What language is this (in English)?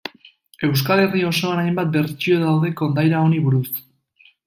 Basque